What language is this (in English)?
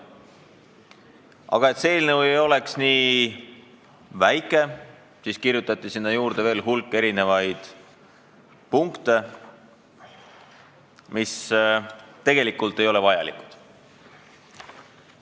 Estonian